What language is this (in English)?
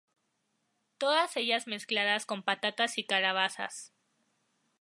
Spanish